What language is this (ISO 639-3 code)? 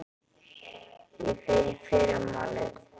isl